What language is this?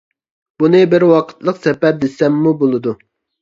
Uyghur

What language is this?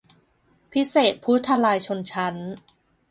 Thai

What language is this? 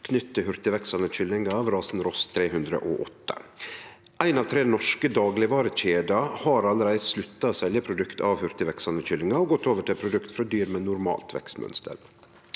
Norwegian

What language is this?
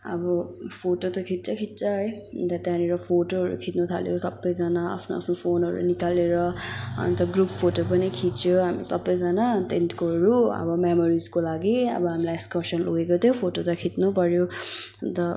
Nepali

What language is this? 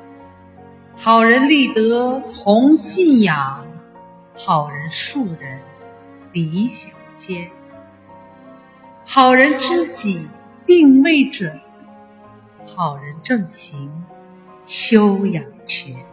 Chinese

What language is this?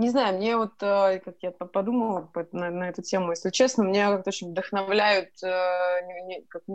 Russian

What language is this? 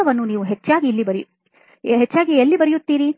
Kannada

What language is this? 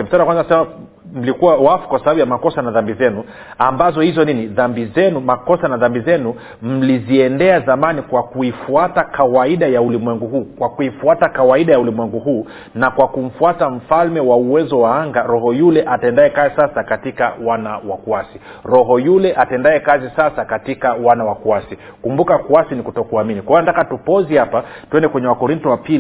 Swahili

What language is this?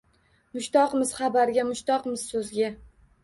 Uzbek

